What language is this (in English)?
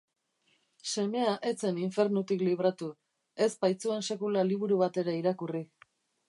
Basque